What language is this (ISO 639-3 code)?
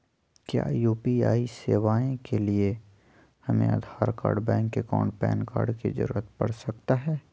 mag